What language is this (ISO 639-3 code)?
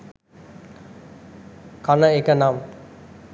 sin